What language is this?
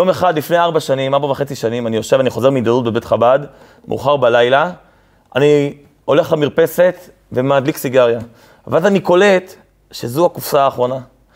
Hebrew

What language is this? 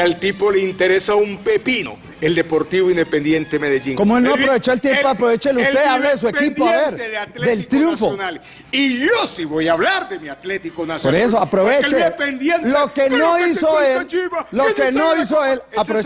Spanish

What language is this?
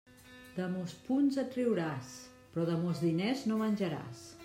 Catalan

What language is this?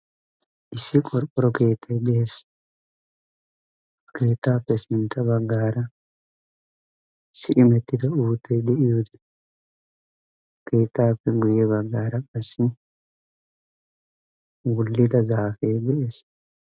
Wolaytta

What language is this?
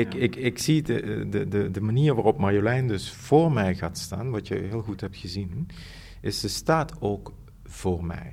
Dutch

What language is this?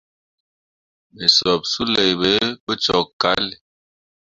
Mundang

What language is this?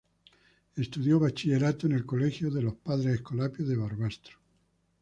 Spanish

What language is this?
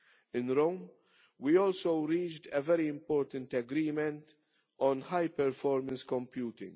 English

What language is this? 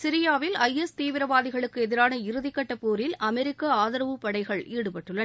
Tamil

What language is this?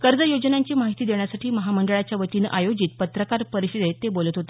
Marathi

